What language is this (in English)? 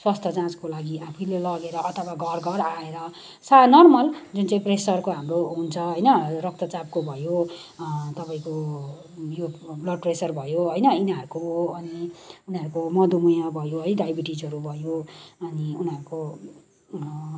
Nepali